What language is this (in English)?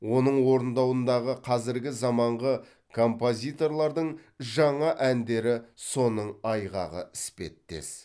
Kazakh